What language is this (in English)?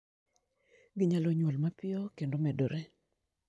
Luo (Kenya and Tanzania)